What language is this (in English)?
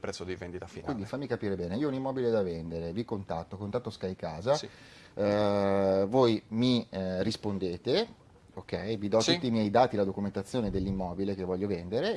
Italian